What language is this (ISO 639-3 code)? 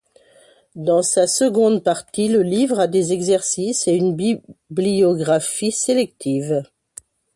fra